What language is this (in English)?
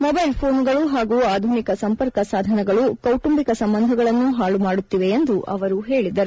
Kannada